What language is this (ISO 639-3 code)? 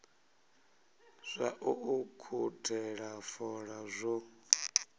ven